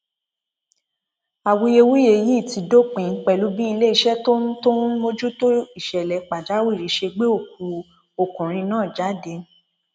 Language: Yoruba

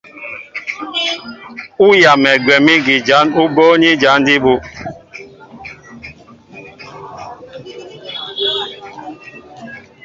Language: Mbo (Cameroon)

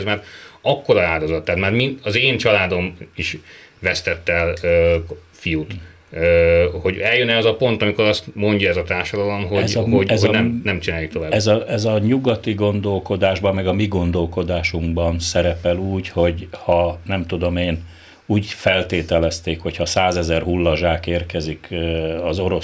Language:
Hungarian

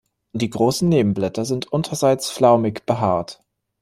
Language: German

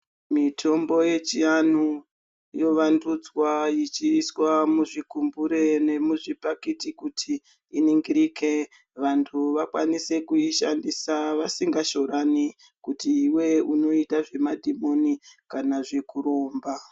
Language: Ndau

